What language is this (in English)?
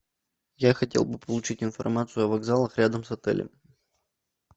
Russian